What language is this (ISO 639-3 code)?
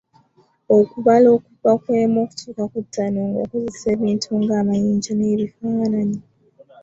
lug